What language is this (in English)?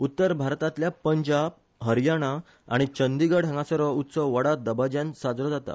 Konkani